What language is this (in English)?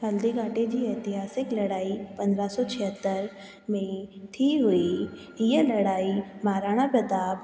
Sindhi